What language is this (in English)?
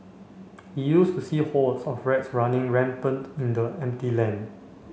English